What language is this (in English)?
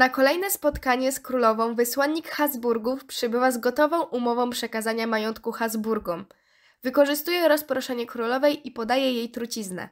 Polish